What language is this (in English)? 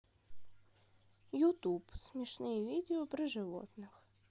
Russian